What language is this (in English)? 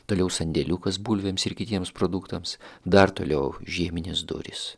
Lithuanian